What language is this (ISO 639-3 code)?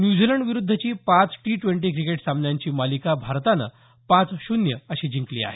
mar